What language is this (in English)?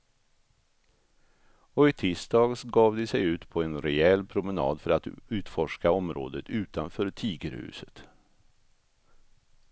Swedish